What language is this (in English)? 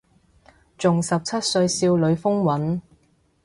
Cantonese